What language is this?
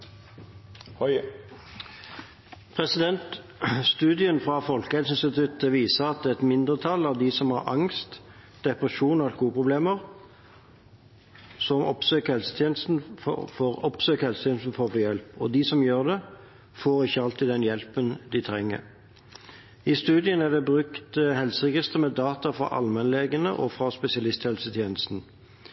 Norwegian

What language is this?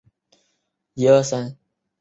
Chinese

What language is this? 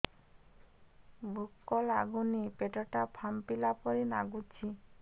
Odia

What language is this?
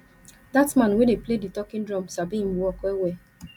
Nigerian Pidgin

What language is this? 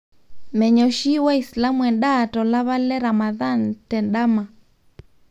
Masai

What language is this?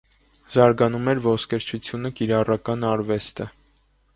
Armenian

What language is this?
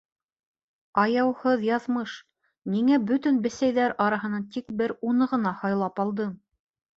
Bashkir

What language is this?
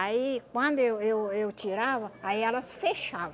Portuguese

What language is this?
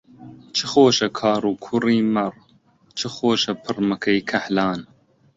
Central Kurdish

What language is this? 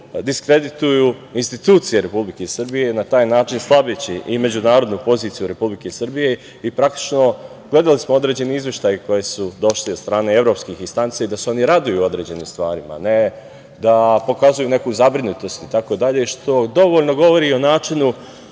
Serbian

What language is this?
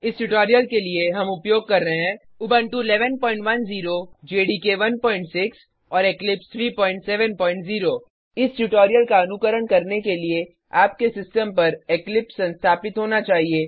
Hindi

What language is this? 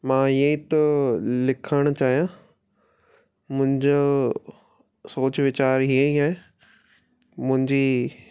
Sindhi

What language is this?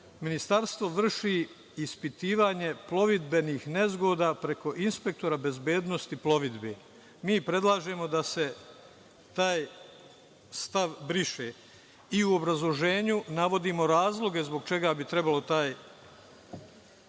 Serbian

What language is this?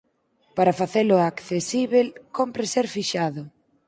Galician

